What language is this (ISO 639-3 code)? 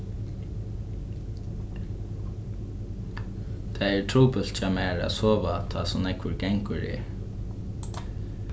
fao